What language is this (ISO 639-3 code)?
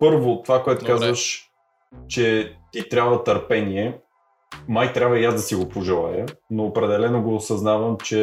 bul